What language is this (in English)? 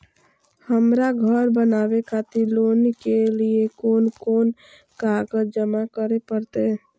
Maithili